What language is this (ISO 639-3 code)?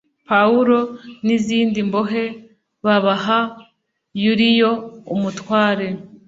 kin